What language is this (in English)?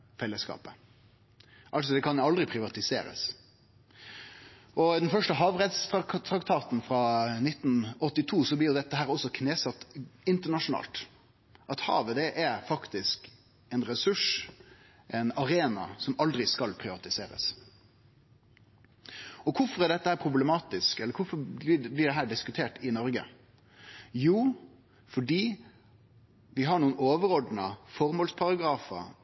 Norwegian Nynorsk